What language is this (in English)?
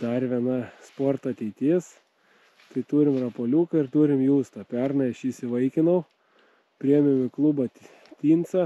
Lithuanian